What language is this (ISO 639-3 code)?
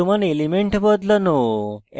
ben